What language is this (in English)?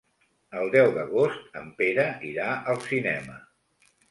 Catalan